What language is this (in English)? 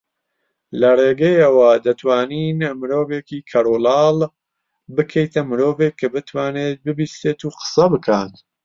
Central Kurdish